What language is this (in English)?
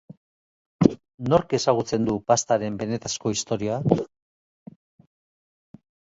Basque